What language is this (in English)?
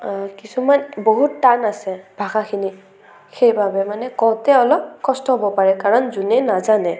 Assamese